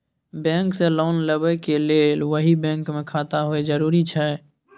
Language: Maithili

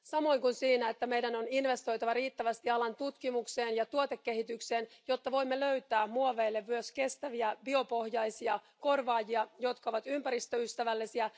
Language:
Finnish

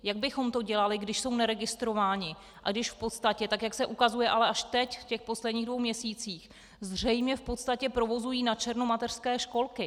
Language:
Czech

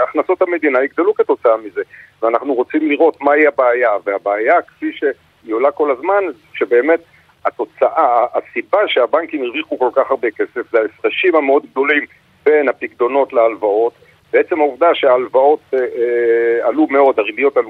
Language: Hebrew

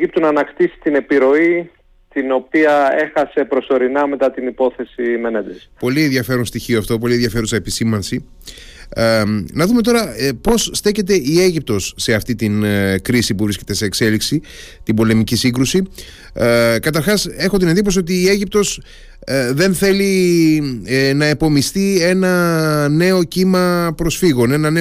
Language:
Greek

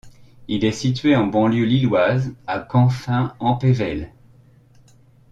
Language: French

